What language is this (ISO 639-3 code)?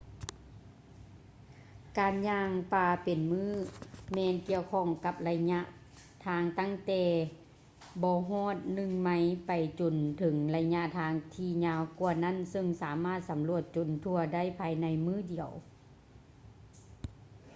lao